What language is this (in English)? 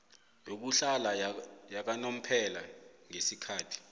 South Ndebele